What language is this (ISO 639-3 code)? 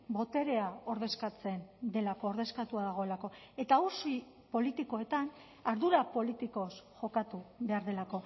eus